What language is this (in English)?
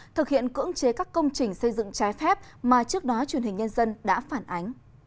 Vietnamese